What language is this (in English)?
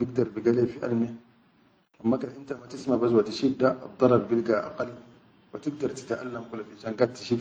Chadian Arabic